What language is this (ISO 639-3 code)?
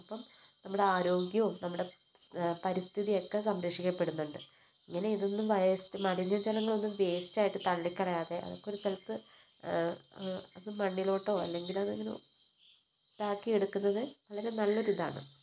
mal